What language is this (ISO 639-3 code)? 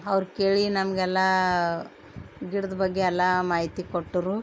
kan